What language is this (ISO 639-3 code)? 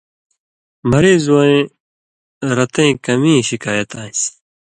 mvy